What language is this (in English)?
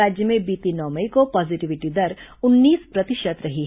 Hindi